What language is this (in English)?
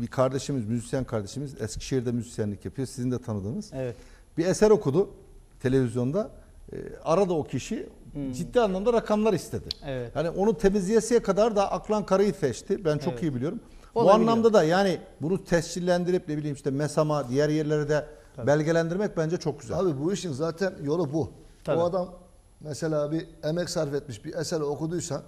Turkish